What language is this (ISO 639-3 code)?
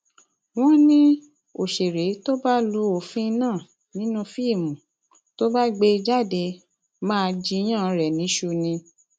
yor